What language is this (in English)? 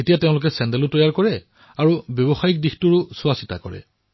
Assamese